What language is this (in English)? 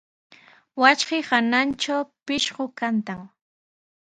Sihuas Ancash Quechua